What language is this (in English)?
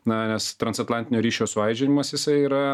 Lithuanian